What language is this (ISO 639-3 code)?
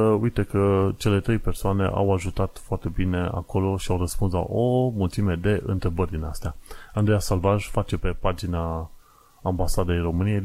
ron